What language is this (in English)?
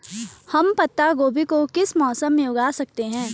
Hindi